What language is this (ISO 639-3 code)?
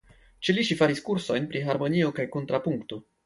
epo